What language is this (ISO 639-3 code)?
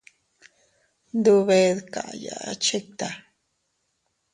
cut